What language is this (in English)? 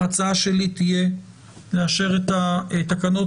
Hebrew